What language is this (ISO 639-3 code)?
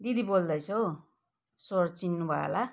nep